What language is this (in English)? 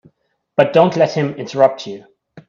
English